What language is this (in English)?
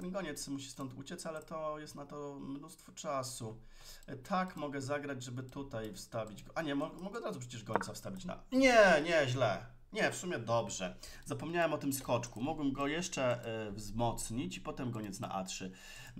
Polish